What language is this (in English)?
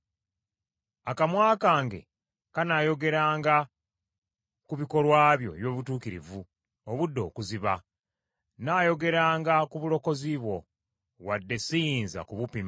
Ganda